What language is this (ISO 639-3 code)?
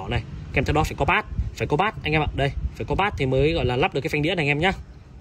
vie